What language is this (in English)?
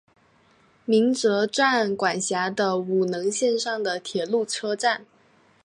Chinese